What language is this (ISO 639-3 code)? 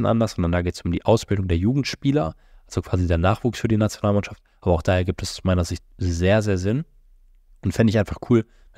deu